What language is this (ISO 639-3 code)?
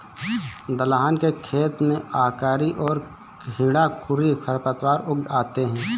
hin